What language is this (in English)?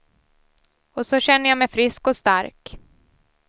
Swedish